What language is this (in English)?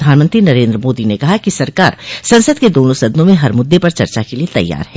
Hindi